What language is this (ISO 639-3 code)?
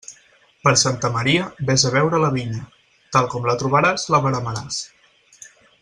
cat